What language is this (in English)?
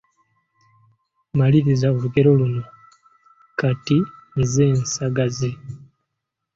Ganda